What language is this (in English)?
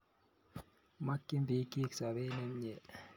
Kalenjin